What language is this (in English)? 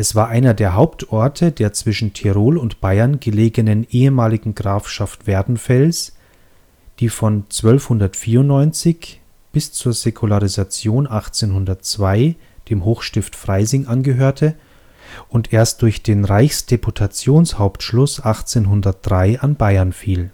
German